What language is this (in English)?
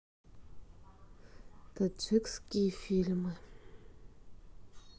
Russian